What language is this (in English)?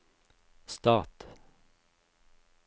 Norwegian